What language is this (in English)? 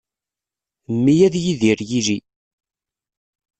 Kabyle